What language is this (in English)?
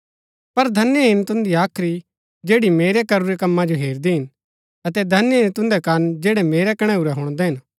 Gaddi